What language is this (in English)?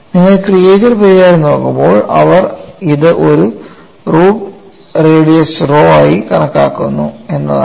Malayalam